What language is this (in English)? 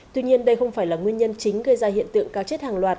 Vietnamese